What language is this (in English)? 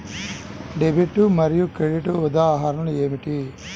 Telugu